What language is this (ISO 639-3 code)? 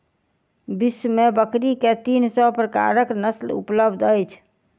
mai